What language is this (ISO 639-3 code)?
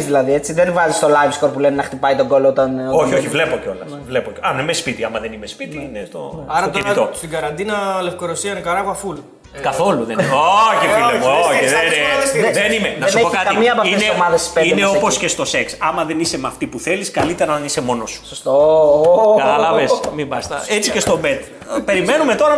ell